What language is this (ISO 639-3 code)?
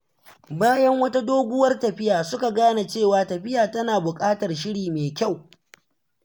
hau